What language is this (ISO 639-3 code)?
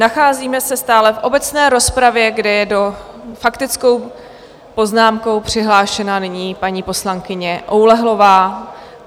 ces